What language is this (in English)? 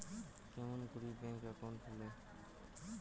Bangla